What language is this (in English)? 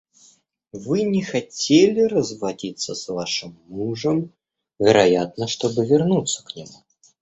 Russian